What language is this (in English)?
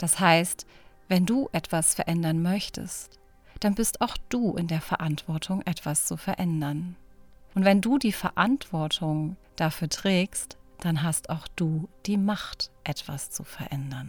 German